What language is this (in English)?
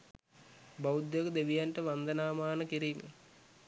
Sinhala